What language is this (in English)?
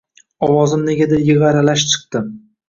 Uzbek